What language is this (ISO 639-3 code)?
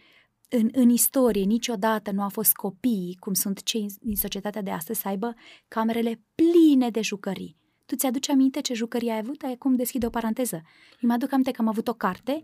ron